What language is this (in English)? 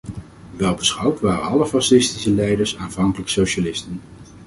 Dutch